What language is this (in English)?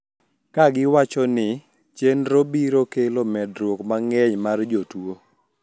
Luo (Kenya and Tanzania)